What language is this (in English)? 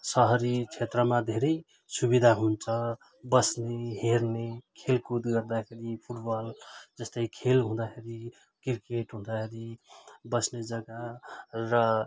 Nepali